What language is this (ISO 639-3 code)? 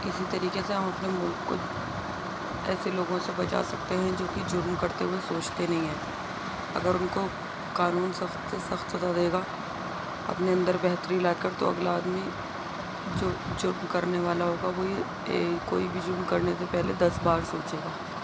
urd